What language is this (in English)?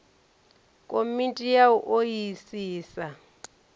Venda